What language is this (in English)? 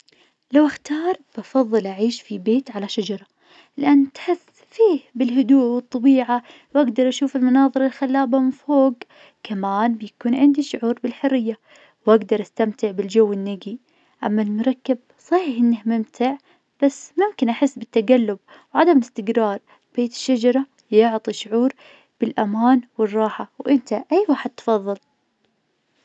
Najdi Arabic